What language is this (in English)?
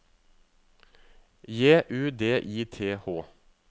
Norwegian